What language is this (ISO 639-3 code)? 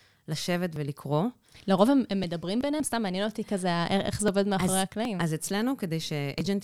heb